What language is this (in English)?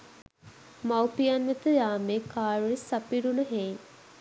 Sinhala